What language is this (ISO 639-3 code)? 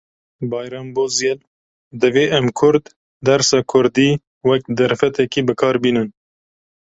kur